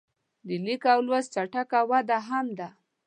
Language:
Pashto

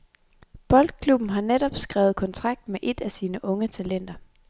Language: Danish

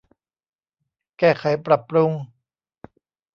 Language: Thai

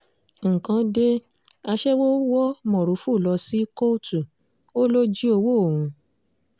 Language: Yoruba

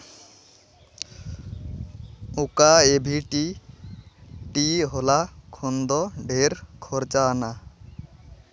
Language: Santali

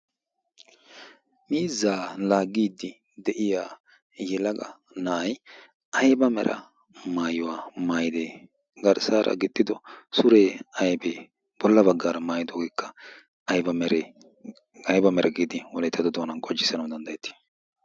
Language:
Wolaytta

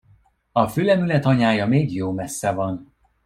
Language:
Hungarian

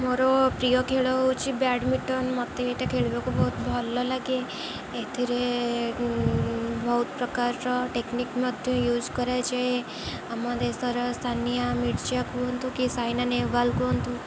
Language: Odia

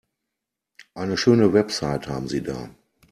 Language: German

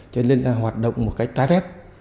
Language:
Vietnamese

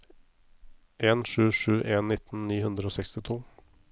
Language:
Norwegian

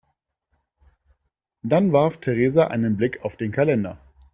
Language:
German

